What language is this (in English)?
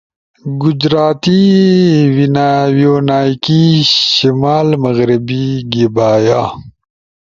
Ushojo